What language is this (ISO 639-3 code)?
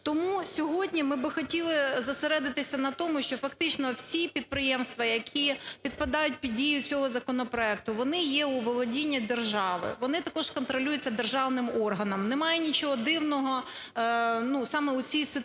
ukr